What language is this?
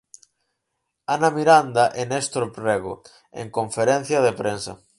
Galician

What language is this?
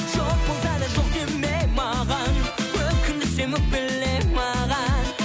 Kazakh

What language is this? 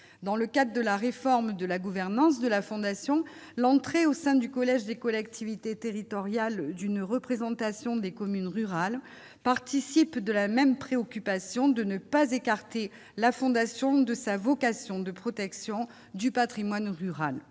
French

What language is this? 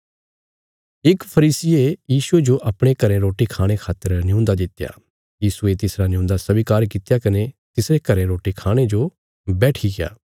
Bilaspuri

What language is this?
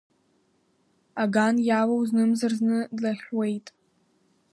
Abkhazian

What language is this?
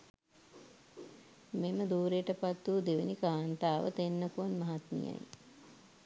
Sinhala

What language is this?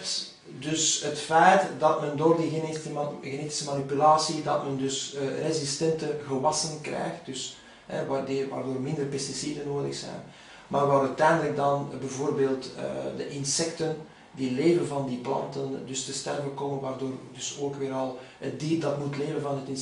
Dutch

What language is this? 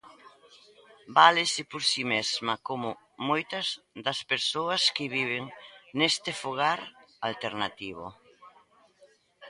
Galician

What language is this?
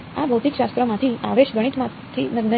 Gujarati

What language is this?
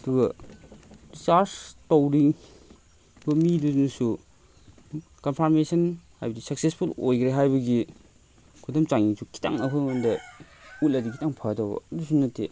Manipuri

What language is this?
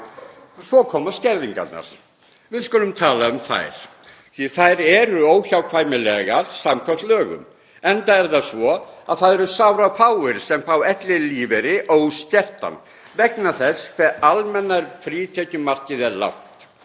Icelandic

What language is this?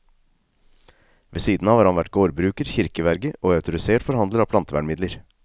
Norwegian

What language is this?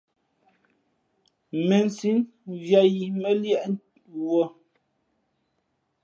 Fe'fe'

